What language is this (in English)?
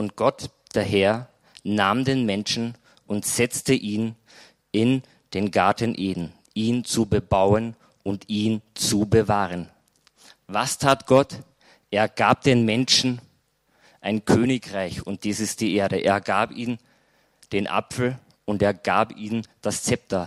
German